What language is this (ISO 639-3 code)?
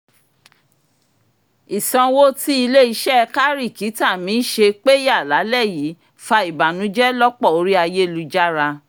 yor